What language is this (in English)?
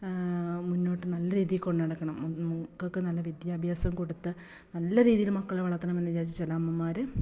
Malayalam